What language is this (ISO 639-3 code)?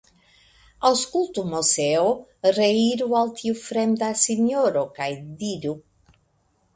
epo